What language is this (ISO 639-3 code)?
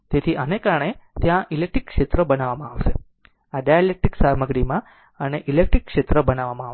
guj